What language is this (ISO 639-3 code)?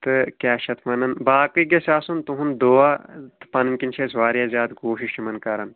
kas